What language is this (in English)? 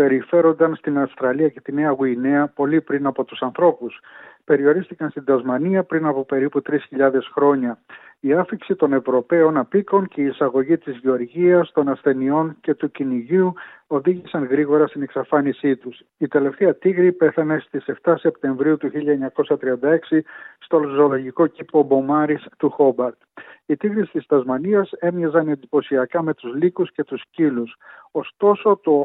Greek